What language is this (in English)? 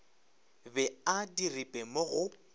Northern Sotho